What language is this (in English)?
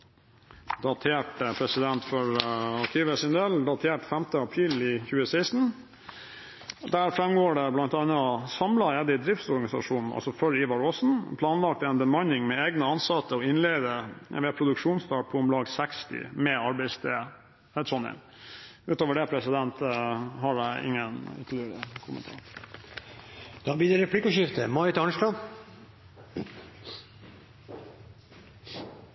Norwegian Bokmål